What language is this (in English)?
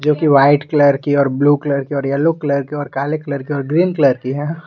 Hindi